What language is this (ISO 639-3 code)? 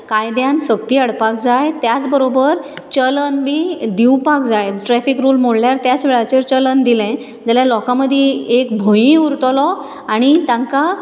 kok